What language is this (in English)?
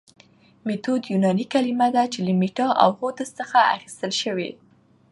Pashto